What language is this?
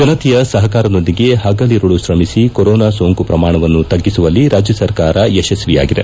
Kannada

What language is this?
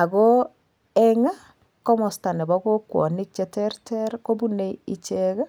Kalenjin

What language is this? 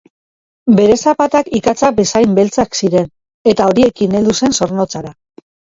Basque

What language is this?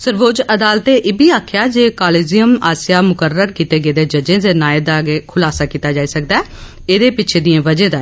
Dogri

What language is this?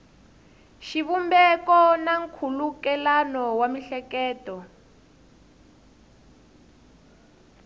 Tsonga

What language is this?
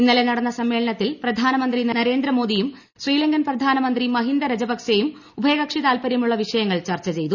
Malayalam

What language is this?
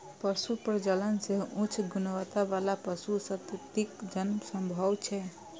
Maithili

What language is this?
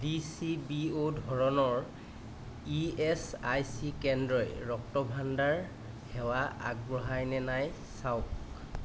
Assamese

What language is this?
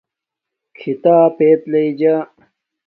Domaaki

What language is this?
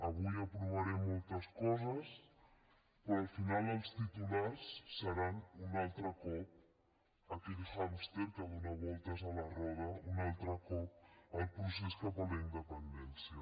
Catalan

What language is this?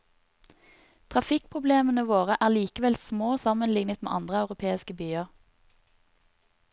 Norwegian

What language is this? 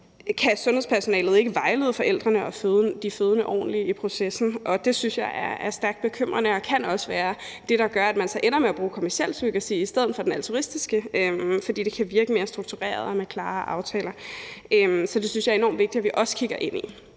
Danish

